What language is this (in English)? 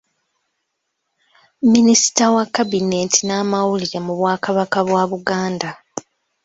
Ganda